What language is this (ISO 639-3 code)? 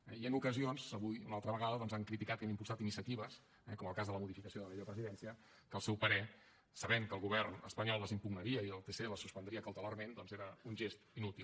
cat